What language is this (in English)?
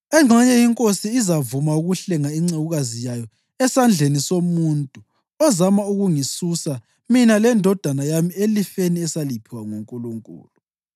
North Ndebele